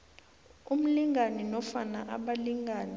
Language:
South Ndebele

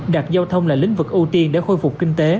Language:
Vietnamese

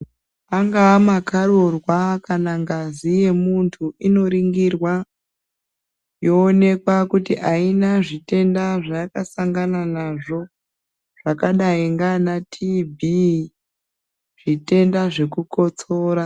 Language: Ndau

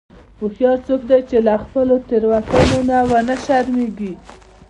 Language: Pashto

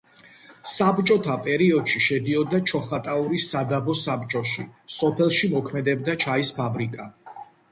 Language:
Georgian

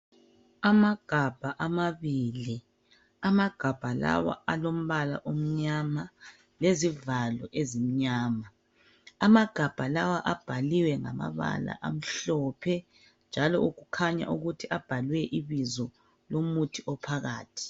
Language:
North Ndebele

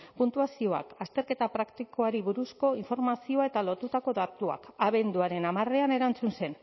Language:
Basque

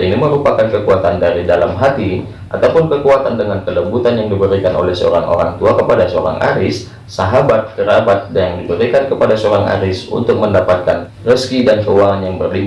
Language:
Indonesian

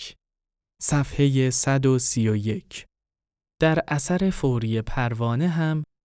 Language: Persian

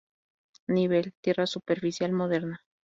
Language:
Spanish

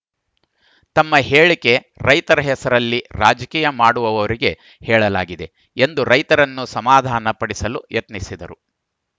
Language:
Kannada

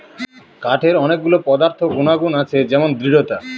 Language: Bangla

